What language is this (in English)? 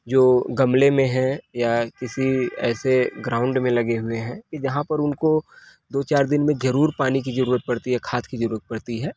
Hindi